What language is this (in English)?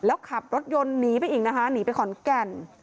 Thai